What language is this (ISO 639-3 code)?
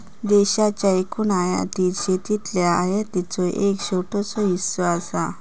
mar